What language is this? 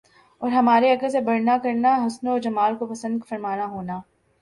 Urdu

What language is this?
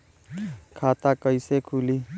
Bhojpuri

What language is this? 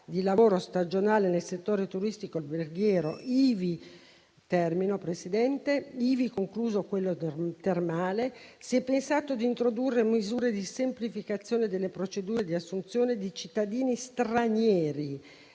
Italian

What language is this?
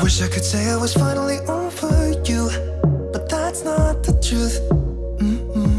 English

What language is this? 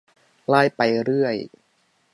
Thai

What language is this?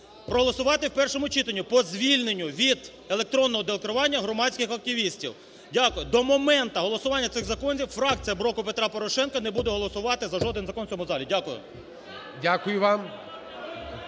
Ukrainian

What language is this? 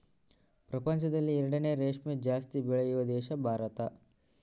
Kannada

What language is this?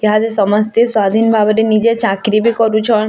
Odia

